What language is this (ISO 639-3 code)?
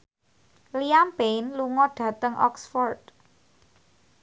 jav